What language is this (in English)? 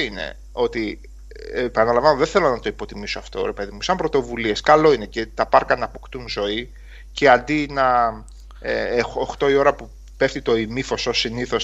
Greek